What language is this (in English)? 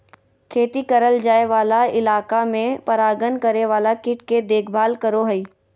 Magahi